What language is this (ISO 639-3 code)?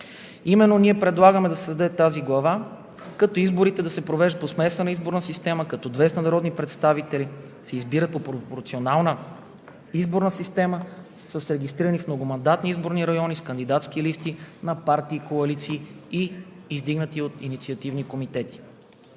bul